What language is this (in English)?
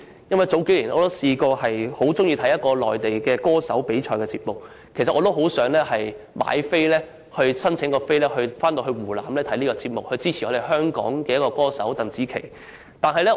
Cantonese